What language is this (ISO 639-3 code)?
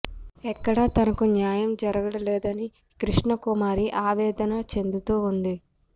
tel